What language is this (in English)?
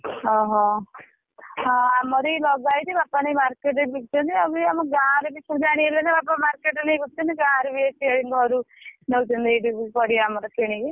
Odia